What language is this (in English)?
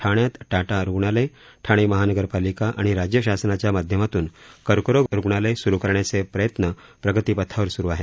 Marathi